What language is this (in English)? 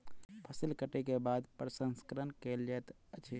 Maithili